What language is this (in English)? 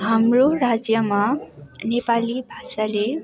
Nepali